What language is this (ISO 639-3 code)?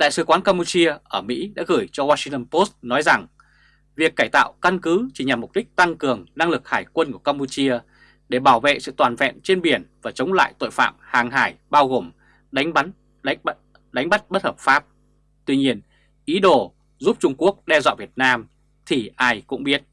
vie